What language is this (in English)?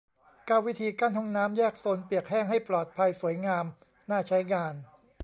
Thai